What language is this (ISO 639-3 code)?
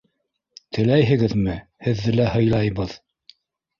bak